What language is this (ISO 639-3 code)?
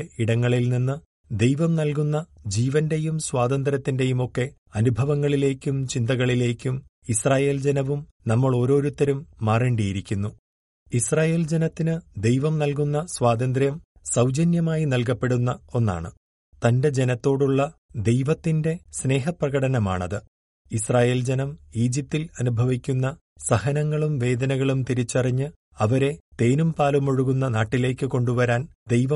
mal